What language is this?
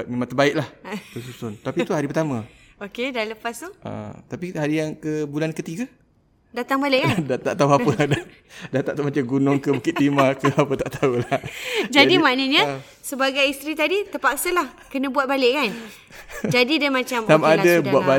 Malay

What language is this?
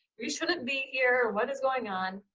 English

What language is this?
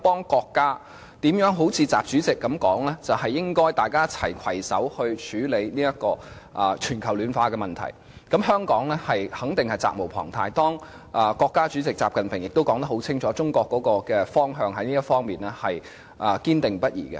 Cantonese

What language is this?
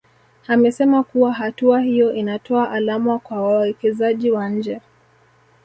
Swahili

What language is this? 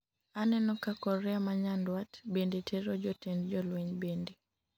Luo (Kenya and Tanzania)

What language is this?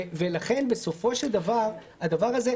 Hebrew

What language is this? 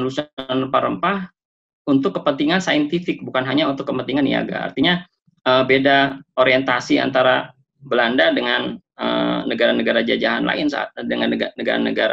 Indonesian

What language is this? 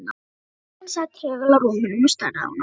Icelandic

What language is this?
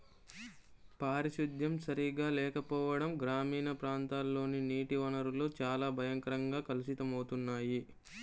Telugu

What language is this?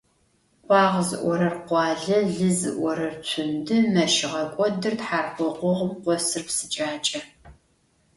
Adyghe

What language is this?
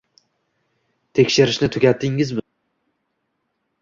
Uzbek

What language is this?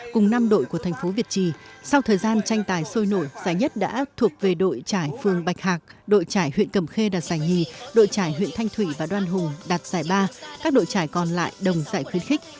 Vietnamese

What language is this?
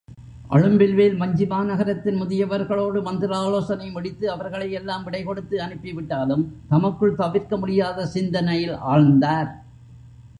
Tamil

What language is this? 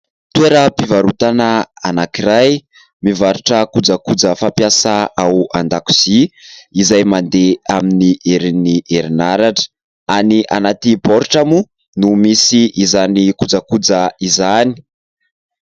Malagasy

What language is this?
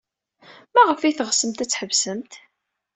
Kabyle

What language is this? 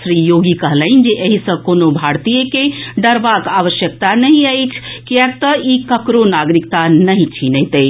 Maithili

